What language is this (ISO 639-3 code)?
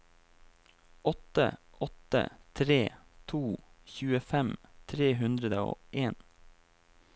nor